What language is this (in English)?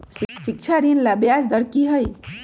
Magahi